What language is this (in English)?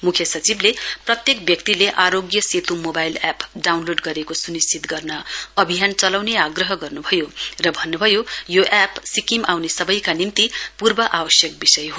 Nepali